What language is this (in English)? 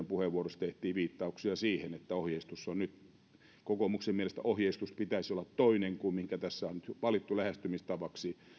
Finnish